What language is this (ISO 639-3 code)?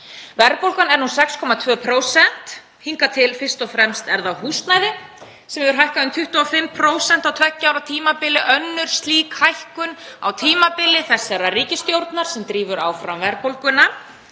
isl